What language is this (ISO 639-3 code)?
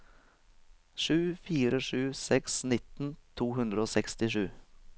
nor